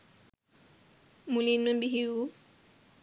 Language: Sinhala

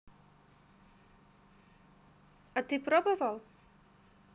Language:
Russian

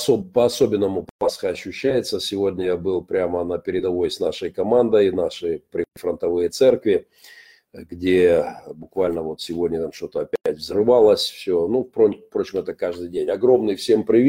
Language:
Russian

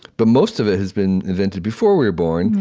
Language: English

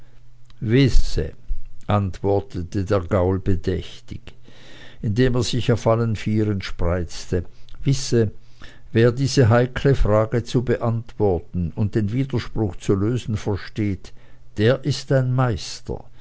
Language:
German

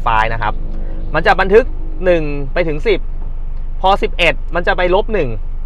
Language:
Thai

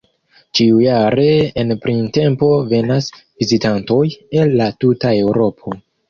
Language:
Esperanto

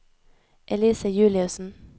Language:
Norwegian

